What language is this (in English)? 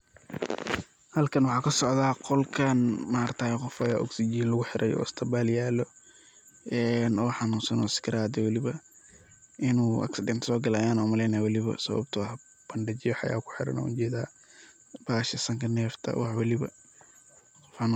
Somali